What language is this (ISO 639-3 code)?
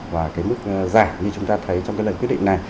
vie